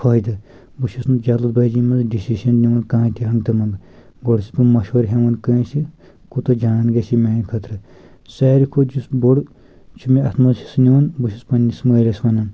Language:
Kashmiri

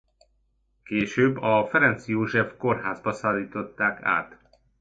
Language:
Hungarian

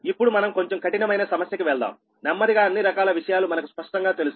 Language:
Telugu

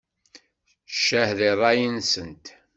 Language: Kabyle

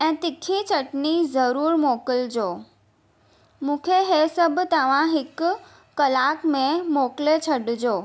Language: Sindhi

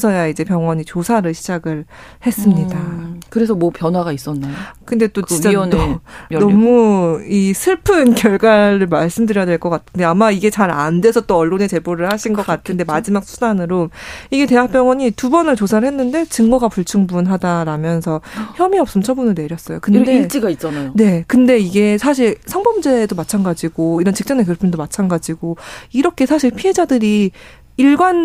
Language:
Korean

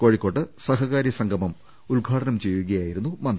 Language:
Malayalam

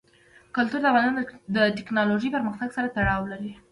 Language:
Pashto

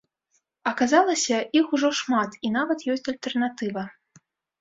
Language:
Belarusian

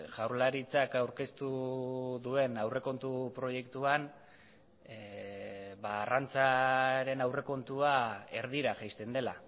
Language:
Basque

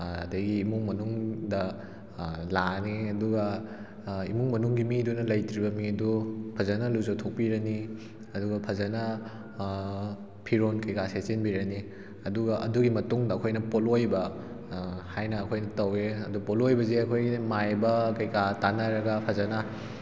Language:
Manipuri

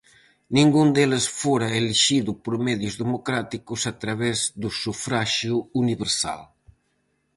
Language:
Galician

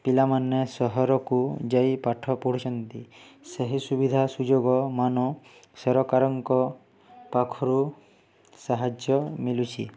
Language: Odia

